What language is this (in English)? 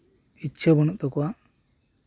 Santali